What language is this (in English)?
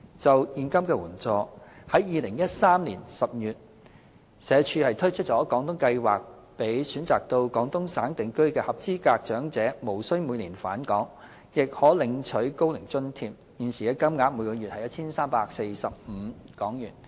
Cantonese